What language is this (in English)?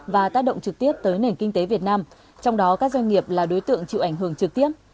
Vietnamese